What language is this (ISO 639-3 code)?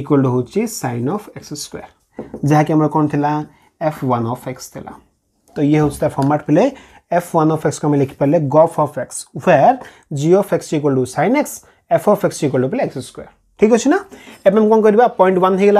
hin